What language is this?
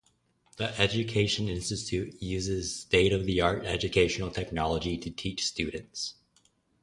English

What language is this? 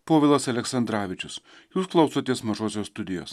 Lithuanian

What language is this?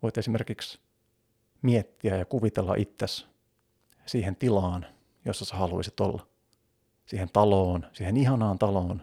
Finnish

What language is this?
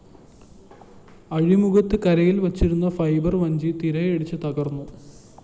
Malayalam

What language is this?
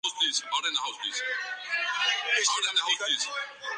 Urdu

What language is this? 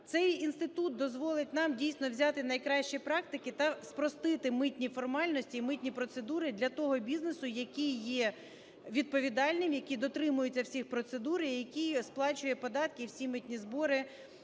Ukrainian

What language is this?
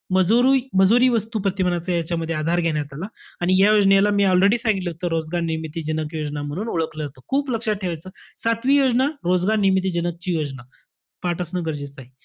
Marathi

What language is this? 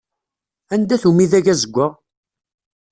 Kabyle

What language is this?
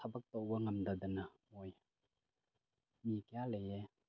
Manipuri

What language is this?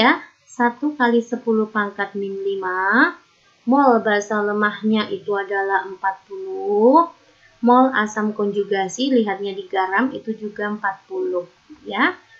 Indonesian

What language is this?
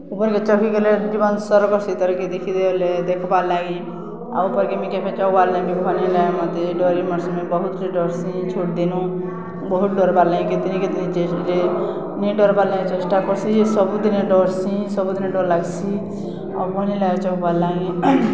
Odia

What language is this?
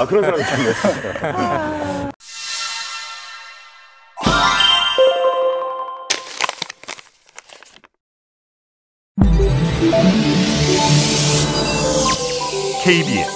Korean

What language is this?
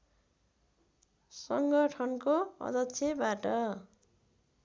Nepali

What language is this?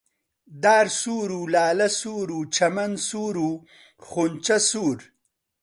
Central Kurdish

